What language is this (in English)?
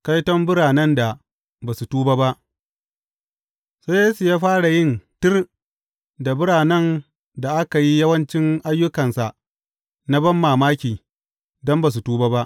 Hausa